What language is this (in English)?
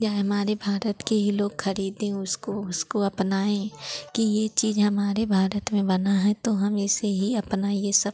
Hindi